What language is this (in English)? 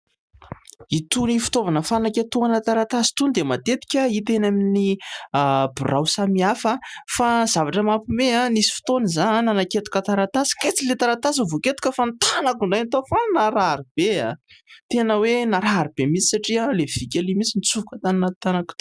Malagasy